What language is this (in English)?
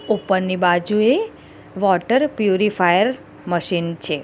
Gujarati